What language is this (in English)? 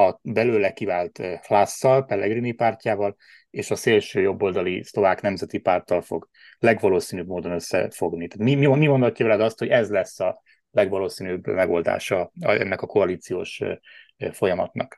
Hungarian